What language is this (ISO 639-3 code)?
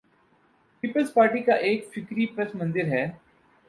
urd